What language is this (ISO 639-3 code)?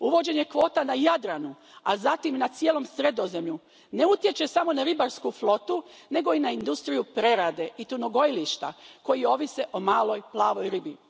hrv